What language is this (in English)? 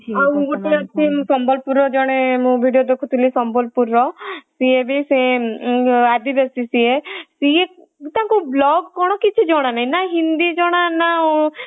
Odia